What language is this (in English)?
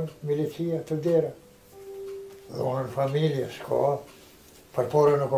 Romanian